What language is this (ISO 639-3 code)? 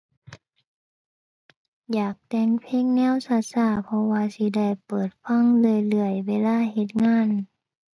tha